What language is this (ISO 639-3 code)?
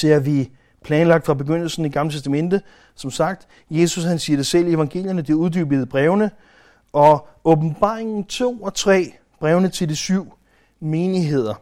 dan